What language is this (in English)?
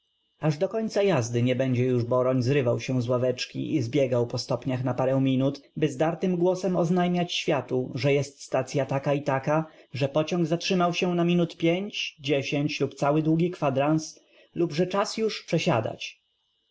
Polish